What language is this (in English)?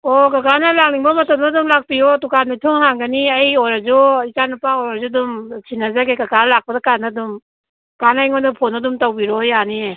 Manipuri